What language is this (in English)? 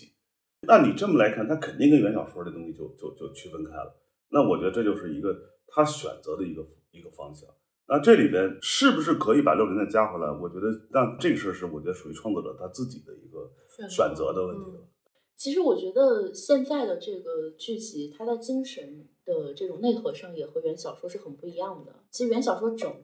Chinese